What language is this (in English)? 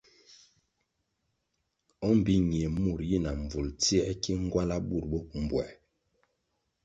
Kwasio